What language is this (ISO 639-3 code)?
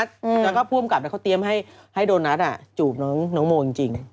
tha